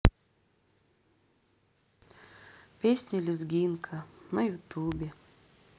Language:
Russian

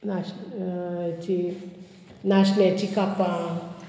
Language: Konkani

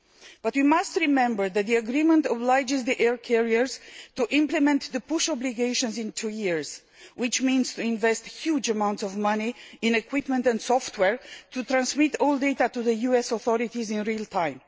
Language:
English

